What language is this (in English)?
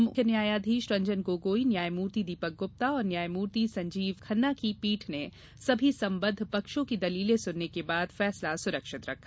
Hindi